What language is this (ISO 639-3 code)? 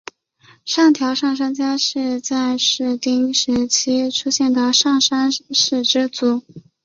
zho